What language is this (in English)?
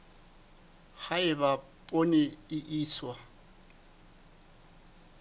Southern Sotho